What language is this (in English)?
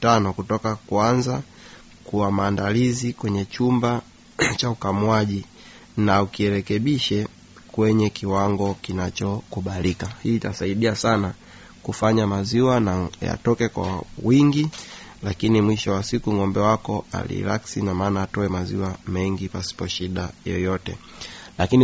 Swahili